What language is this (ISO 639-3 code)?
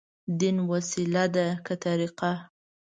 pus